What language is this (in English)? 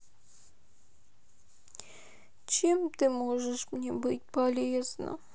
Russian